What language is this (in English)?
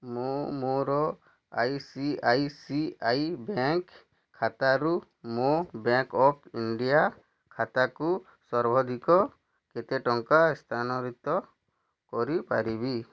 Odia